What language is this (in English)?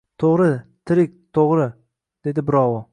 Uzbek